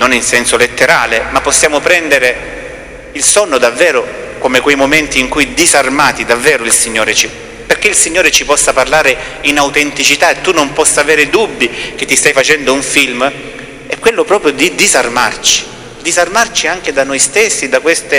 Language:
Italian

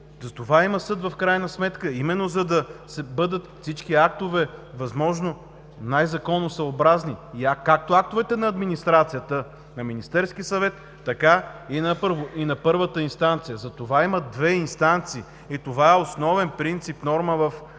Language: Bulgarian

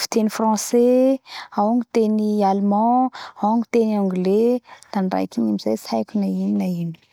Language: Bara Malagasy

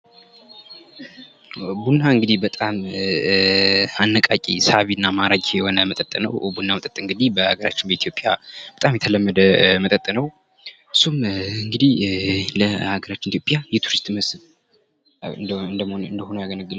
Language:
Amharic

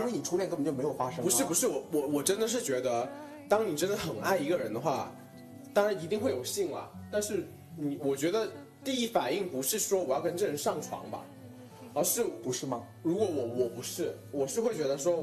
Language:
Chinese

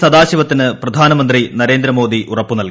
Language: Malayalam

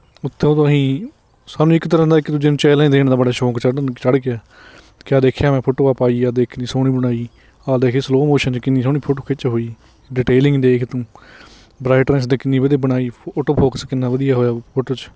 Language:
Punjabi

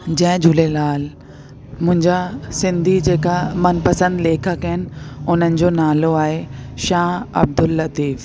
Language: Sindhi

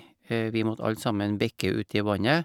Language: Norwegian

